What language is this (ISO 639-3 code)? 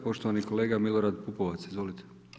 hrv